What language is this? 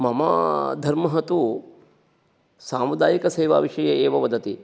Sanskrit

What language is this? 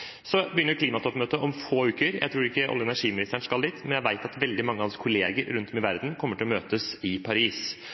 Norwegian Bokmål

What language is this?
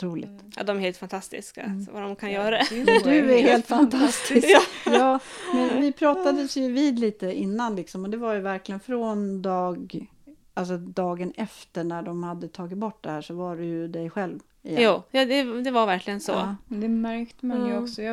Swedish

